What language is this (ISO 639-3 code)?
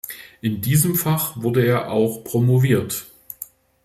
deu